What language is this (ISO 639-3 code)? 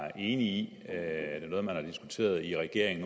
dan